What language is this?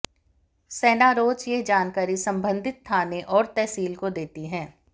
Hindi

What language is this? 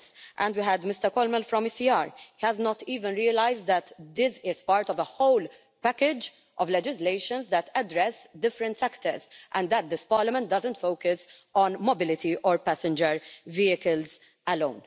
English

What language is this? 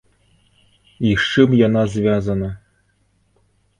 Belarusian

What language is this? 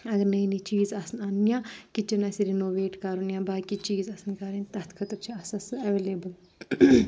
Kashmiri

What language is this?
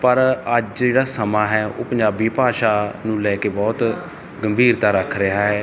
Punjabi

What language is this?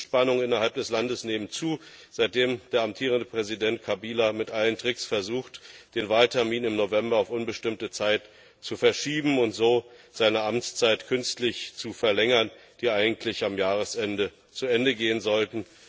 German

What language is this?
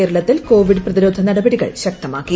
Malayalam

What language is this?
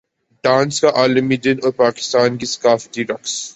Urdu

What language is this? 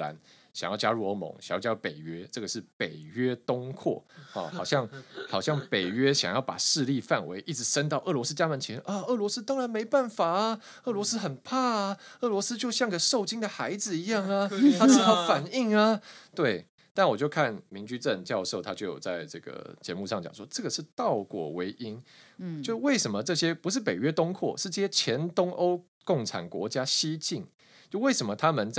Chinese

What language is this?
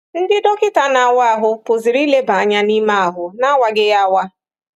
Igbo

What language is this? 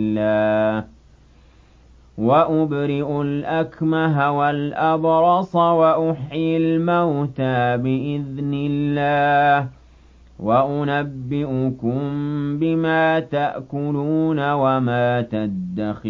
Arabic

